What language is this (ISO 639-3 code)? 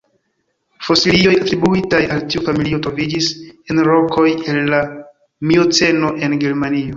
epo